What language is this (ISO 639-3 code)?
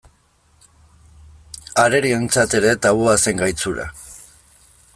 eus